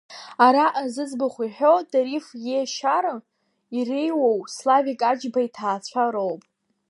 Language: Abkhazian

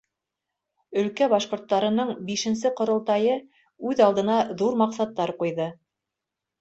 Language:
Bashkir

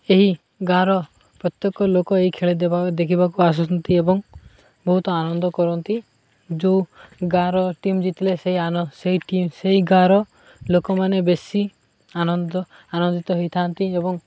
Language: Odia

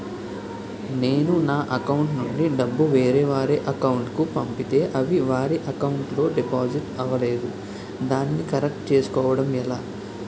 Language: Telugu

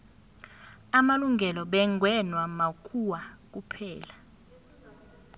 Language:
South Ndebele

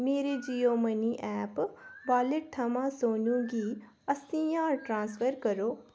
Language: Dogri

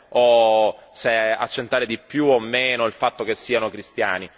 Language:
Italian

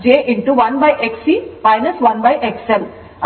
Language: Kannada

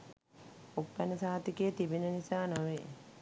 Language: Sinhala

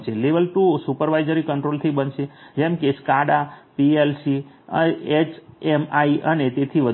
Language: Gujarati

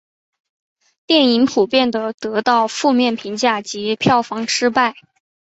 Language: Chinese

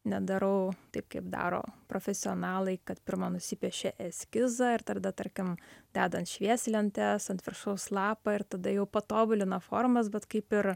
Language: Lithuanian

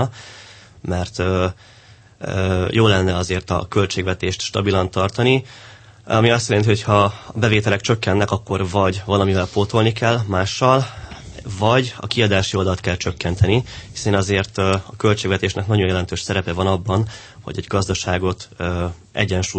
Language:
Hungarian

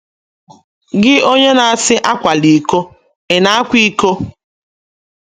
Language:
Igbo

